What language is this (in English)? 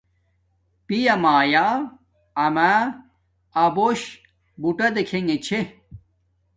Domaaki